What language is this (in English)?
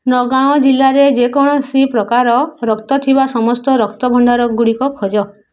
Odia